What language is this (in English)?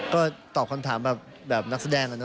Thai